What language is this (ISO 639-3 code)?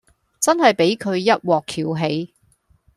yue